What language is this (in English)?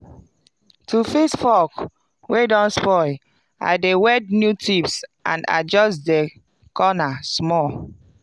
Nigerian Pidgin